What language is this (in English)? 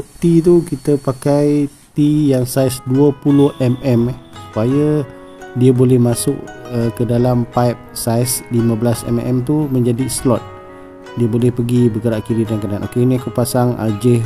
Malay